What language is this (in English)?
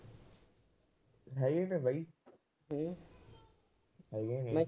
Punjabi